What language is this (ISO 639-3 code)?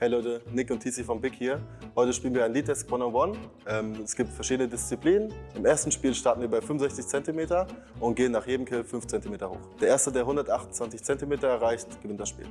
deu